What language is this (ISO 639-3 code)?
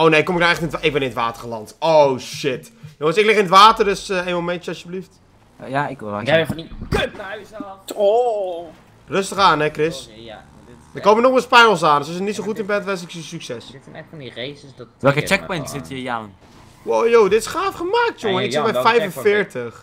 nld